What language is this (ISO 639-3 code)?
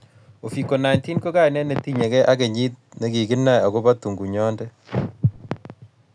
kln